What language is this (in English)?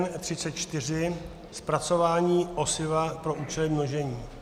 Czech